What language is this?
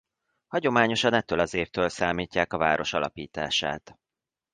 Hungarian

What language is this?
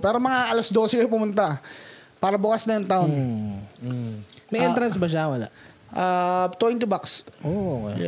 Filipino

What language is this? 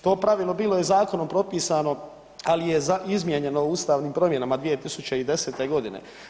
Croatian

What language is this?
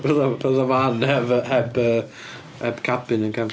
Welsh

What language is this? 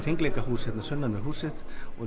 Icelandic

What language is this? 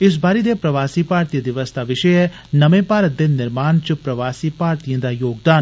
Dogri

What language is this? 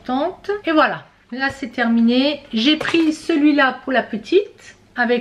French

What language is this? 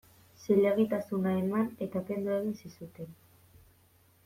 Basque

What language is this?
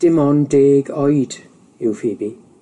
Welsh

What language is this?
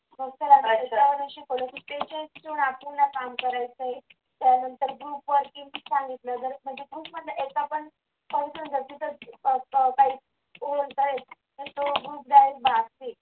Marathi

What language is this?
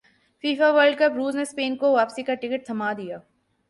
Urdu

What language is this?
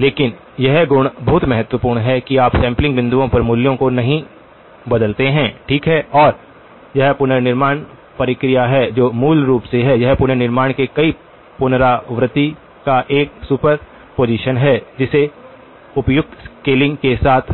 Hindi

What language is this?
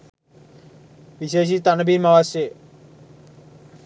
Sinhala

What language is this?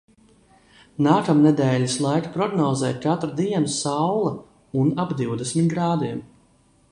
Latvian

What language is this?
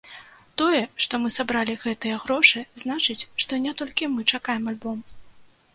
Belarusian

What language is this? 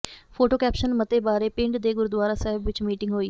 Punjabi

